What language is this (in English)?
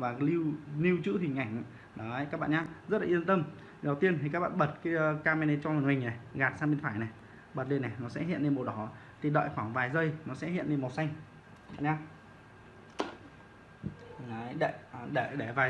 Vietnamese